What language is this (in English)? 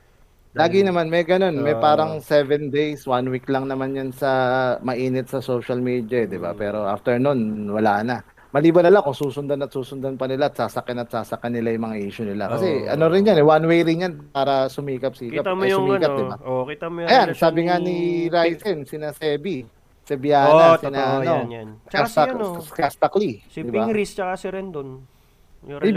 Filipino